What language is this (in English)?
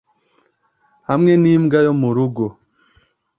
Kinyarwanda